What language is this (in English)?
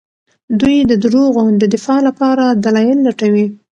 Pashto